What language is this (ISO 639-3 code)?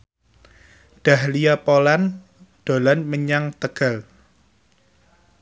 jav